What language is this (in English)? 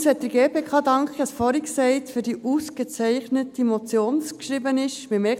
Swiss German